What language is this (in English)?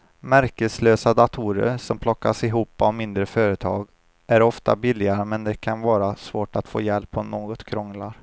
Swedish